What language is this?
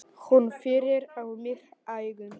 Icelandic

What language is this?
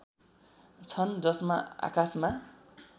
Nepali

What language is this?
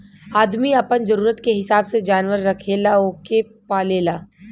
Bhojpuri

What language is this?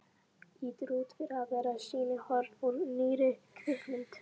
Icelandic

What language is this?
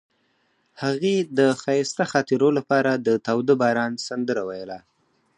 Pashto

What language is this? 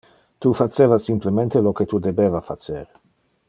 Interlingua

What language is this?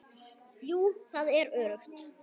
Icelandic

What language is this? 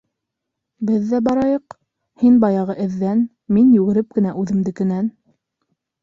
Bashkir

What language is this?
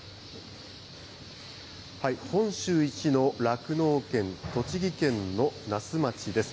Japanese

